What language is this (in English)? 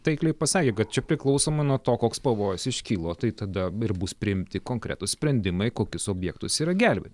Lithuanian